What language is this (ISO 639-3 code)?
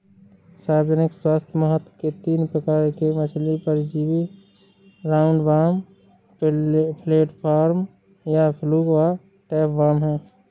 hin